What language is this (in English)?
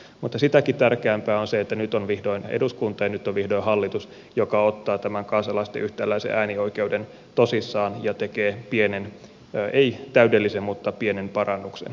Finnish